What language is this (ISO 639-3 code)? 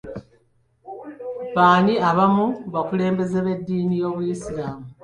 lug